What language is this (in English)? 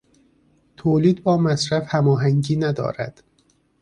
Persian